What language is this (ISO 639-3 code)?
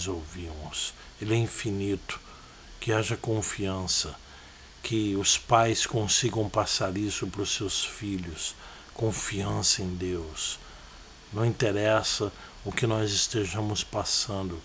por